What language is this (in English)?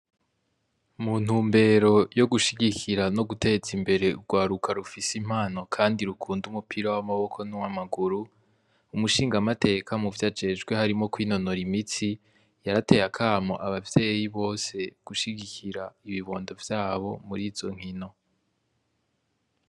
Rundi